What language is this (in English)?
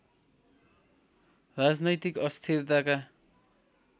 Nepali